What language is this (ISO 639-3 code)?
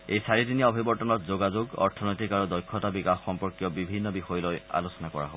asm